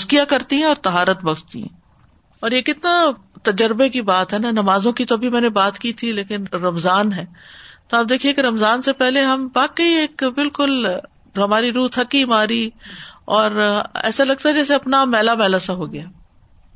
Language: Urdu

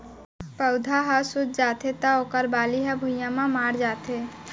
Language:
Chhattisgarhi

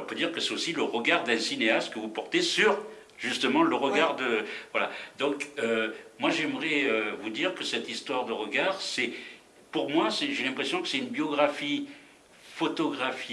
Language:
French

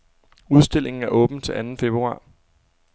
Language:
Danish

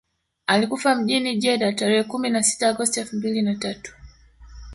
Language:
Swahili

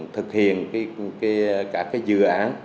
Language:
Vietnamese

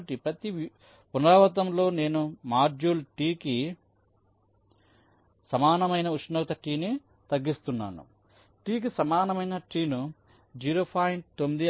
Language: Telugu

